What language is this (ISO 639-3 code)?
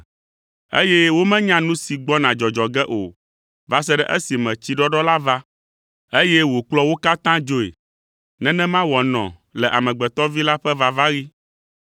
ewe